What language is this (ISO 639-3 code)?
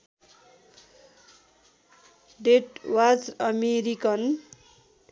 nep